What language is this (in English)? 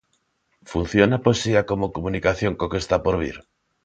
Galician